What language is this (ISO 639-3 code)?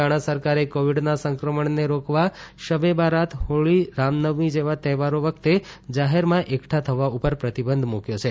guj